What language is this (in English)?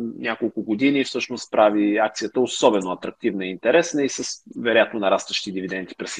Bulgarian